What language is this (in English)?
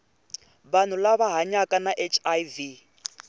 Tsonga